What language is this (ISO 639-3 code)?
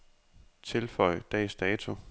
dan